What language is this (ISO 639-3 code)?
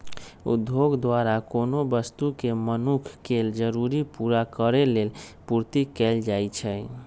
mag